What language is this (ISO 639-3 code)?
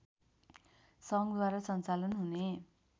nep